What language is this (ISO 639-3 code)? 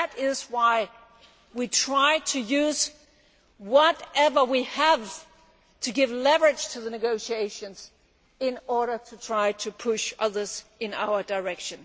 eng